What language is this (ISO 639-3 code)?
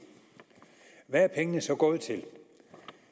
dan